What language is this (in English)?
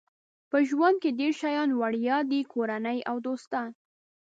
Pashto